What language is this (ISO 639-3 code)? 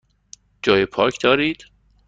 fas